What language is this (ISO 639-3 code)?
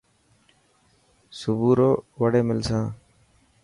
mki